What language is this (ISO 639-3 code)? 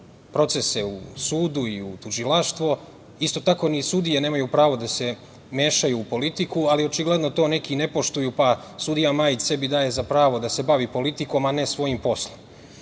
srp